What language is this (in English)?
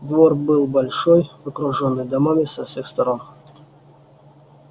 Russian